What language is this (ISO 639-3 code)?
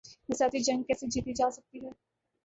urd